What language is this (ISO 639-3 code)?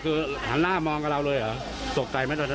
tha